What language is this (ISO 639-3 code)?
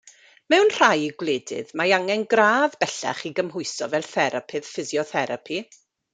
cym